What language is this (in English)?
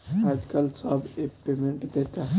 Bhojpuri